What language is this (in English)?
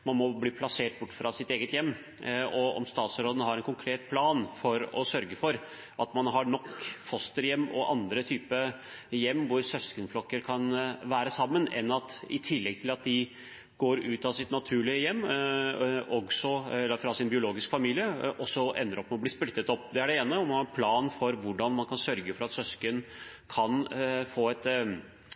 Norwegian Bokmål